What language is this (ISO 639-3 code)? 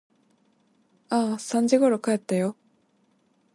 jpn